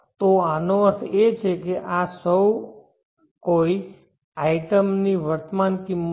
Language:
Gujarati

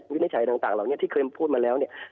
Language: Thai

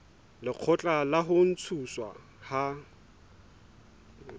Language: Southern Sotho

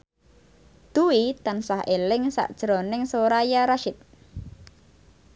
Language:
Javanese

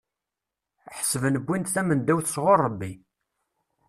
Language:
Kabyle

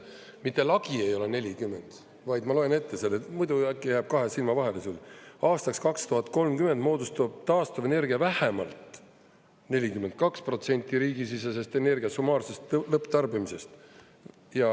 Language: Estonian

